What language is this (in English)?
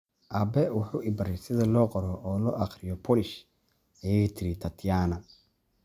Somali